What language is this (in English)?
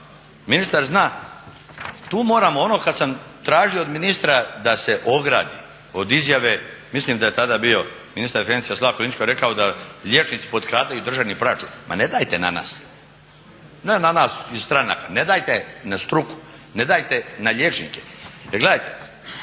Croatian